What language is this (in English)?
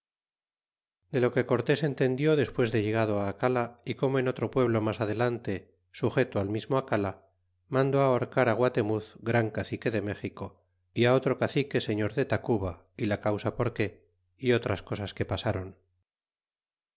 Spanish